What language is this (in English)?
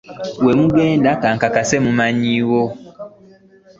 Ganda